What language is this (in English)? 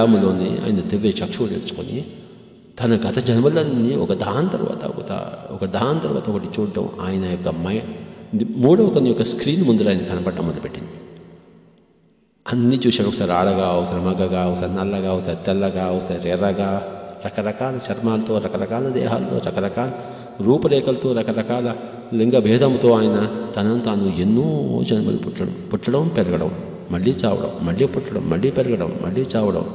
Hindi